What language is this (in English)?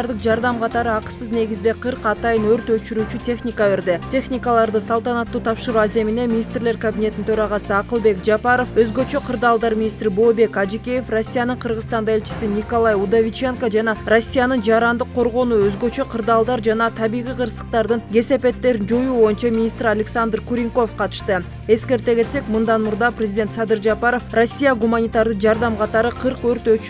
Turkish